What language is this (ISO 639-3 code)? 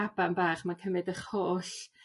cym